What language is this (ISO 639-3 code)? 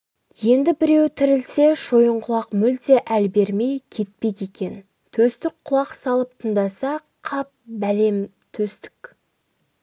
kaz